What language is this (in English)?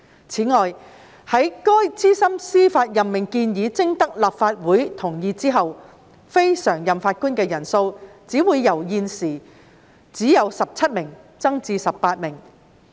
Cantonese